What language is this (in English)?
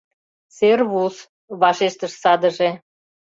Mari